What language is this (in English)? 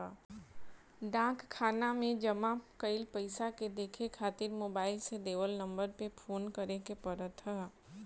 Bhojpuri